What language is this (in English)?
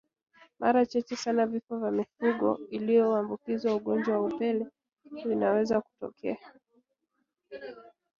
Swahili